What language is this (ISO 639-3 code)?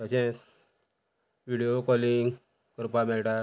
kok